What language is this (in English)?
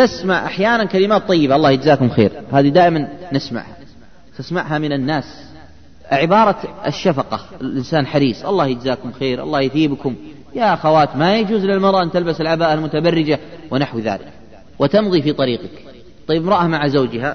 Arabic